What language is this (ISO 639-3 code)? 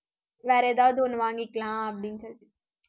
tam